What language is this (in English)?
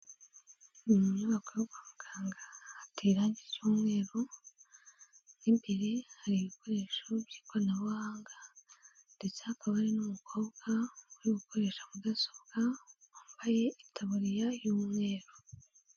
Kinyarwanda